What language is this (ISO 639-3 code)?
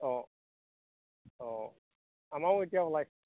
asm